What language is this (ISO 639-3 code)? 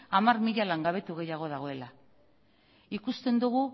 eus